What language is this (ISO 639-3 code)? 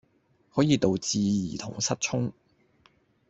yue